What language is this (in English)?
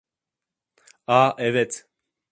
Turkish